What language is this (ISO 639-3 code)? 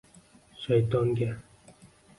uzb